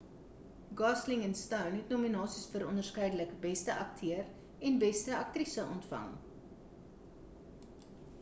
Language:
Afrikaans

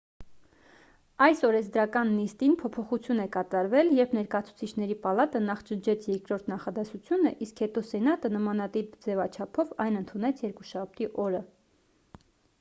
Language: Armenian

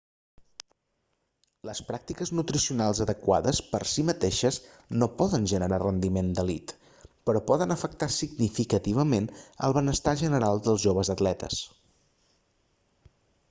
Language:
Catalan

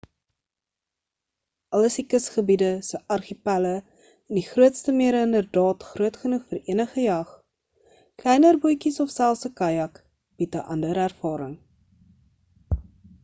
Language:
Afrikaans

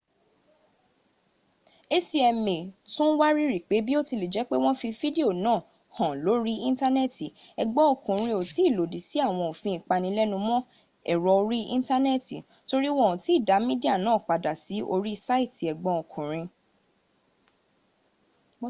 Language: Yoruba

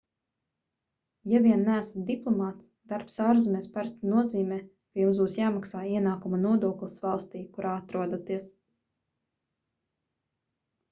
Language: Latvian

